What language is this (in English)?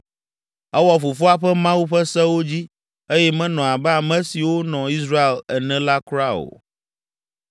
Ewe